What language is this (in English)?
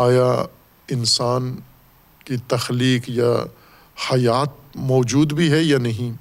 Urdu